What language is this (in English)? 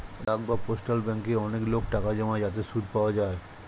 Bangla